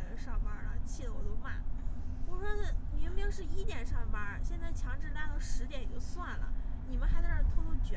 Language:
Chinese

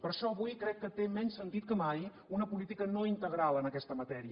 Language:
Catalan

